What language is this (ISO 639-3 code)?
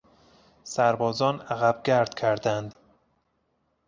fas